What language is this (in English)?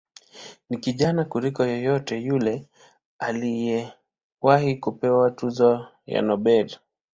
Swahili